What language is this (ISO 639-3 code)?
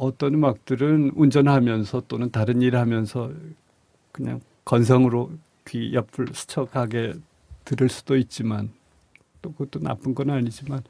kor